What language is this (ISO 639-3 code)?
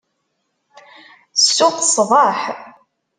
kab